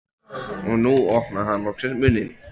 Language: Icelandic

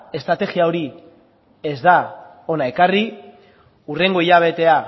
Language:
Basque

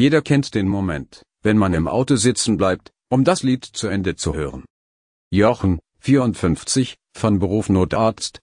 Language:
German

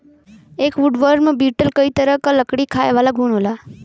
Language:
Bhojpuri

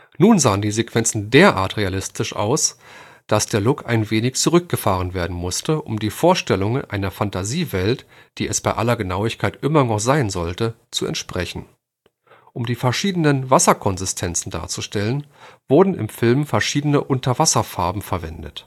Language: German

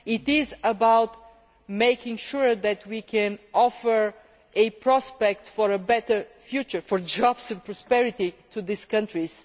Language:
English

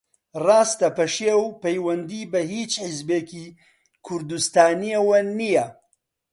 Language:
Central Kurdish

